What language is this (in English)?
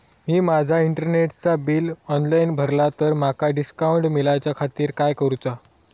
Marathi